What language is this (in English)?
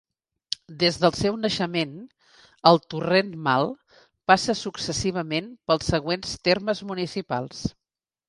Catalan